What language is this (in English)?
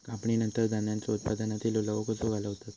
Marathi